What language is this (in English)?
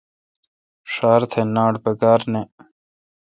Kalkoti